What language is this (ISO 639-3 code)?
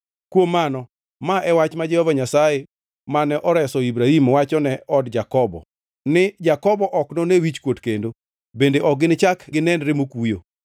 luo